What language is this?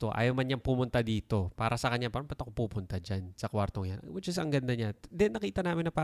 Filipino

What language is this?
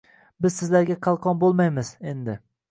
Uzbek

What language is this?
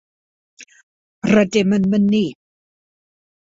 Welsh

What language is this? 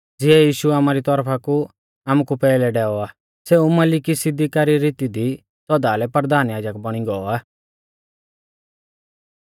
Mahasu Pahari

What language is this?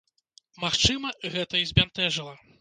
Belarusian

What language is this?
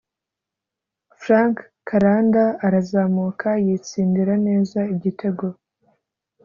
Kinyarwanda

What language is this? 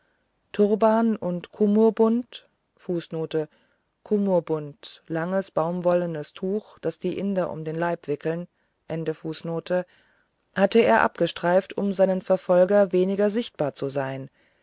German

